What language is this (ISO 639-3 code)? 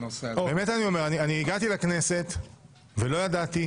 heb